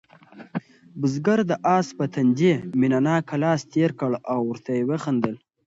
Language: Pashto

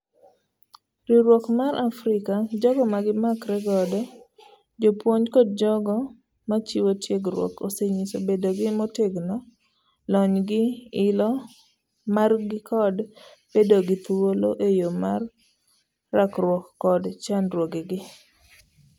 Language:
Luo (Kenya and Tanzania)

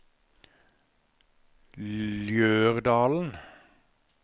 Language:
Norwegian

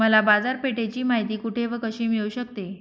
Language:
Marathi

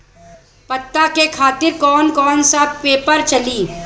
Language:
Bhojpuri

